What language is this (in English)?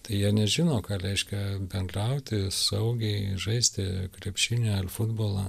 Lithuanian